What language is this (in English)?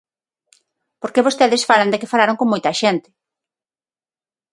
Galician